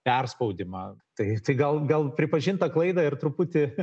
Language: Lithuanian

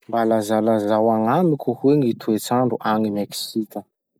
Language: Masikoro Malagasy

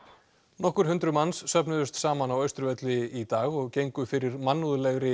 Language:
Icelandic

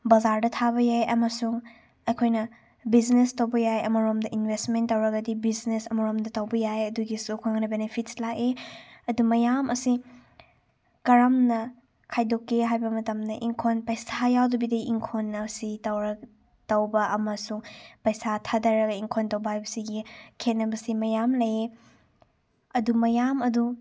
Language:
Manipuri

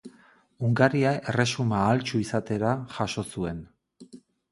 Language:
Basque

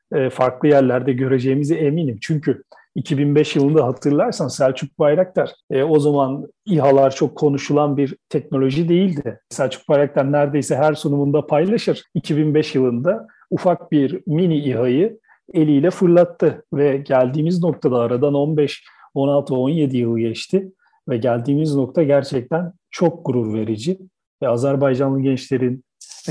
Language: Turkish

